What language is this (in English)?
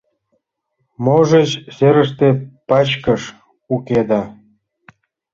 Mari